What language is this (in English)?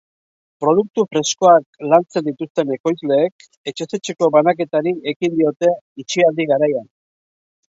Basque